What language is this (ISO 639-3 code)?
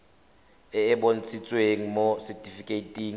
tsn